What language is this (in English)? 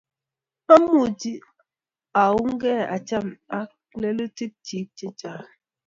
Kalenjin